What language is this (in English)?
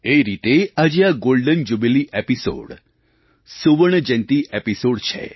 Gujarati